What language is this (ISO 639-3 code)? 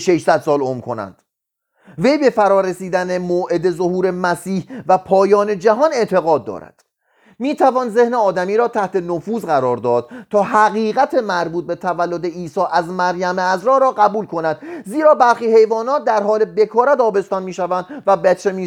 fas